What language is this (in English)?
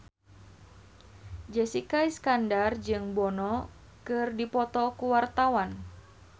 Sundanese